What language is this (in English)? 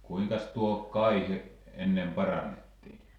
Finnish